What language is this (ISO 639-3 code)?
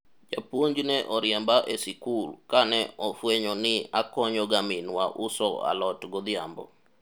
luo